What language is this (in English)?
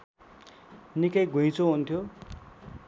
Nepali